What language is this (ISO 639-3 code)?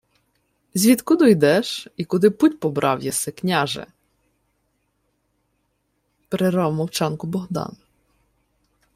ukr